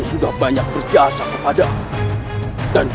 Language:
Indonesian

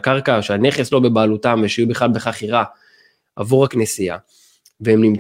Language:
Hebrew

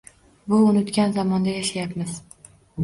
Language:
Uzbek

